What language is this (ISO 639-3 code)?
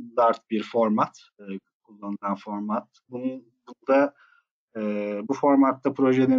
tur